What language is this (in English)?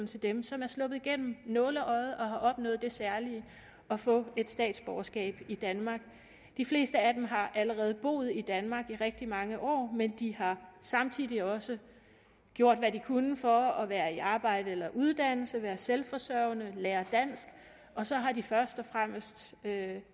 Danish